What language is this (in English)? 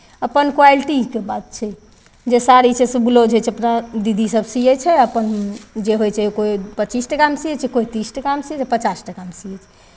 Maithili